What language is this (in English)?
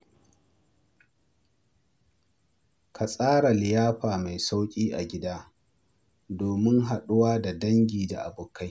Hausa